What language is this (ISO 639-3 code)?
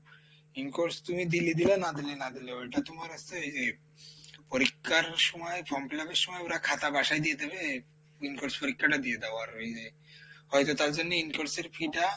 ben